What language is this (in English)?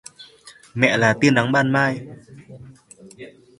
Vietnamese